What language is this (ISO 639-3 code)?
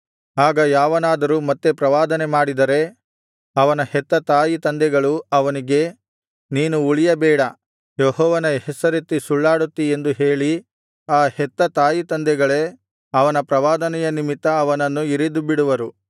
kan